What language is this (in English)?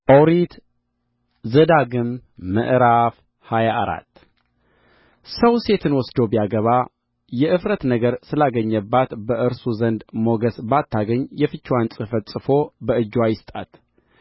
Amharic